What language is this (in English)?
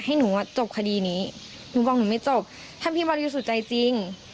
Thai